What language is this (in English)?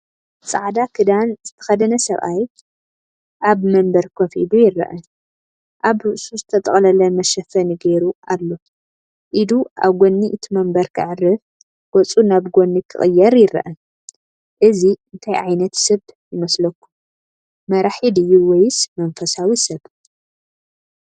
Tigrinya